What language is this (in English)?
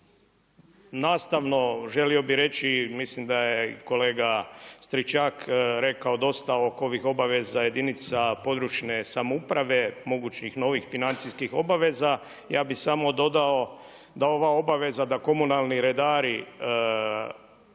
Croatian